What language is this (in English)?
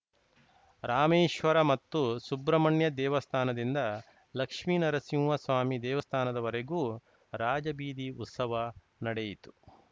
Kannada